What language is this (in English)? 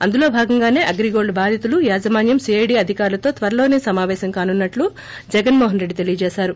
Telugu